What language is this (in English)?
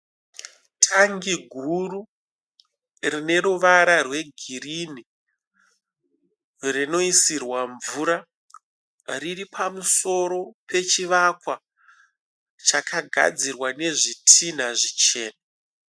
Shona